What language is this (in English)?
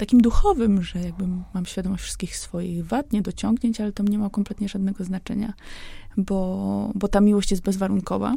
Polish